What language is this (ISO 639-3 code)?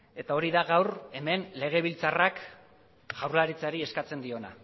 eus